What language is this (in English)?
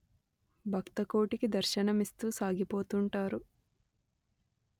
Telugu